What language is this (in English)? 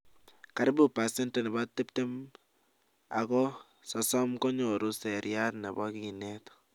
Kalenjin